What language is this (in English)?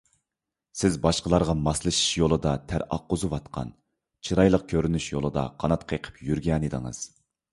Uyghur